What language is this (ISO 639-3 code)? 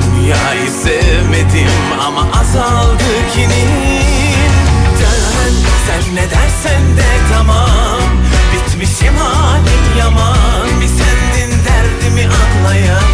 tur